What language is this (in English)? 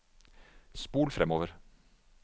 Norwegian